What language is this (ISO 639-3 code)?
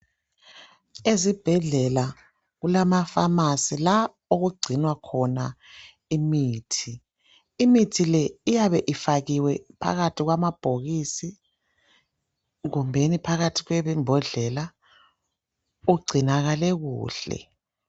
nde